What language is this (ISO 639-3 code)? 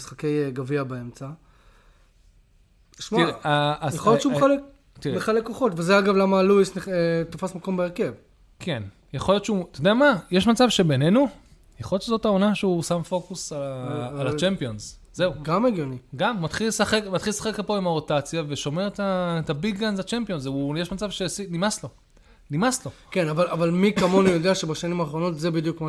heb